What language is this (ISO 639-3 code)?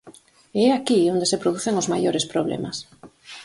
glg